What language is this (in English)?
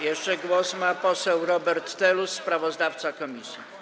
Polish